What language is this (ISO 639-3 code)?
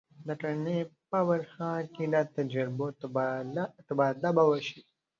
pus